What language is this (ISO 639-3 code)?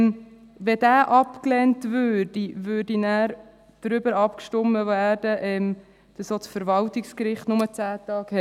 gsw